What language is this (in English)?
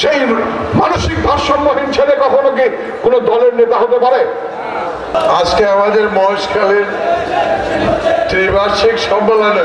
Arabic